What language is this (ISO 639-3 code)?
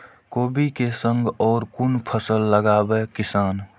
mai